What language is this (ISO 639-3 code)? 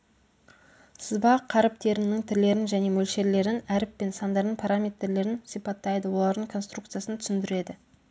kaz